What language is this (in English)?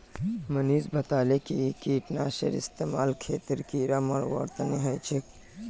Magahi